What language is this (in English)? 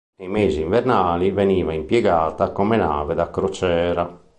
Italian